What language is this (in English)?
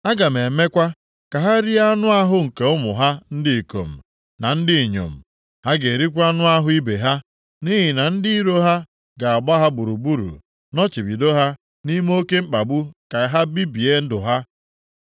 Igbo